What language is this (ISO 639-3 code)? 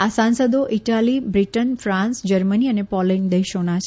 guj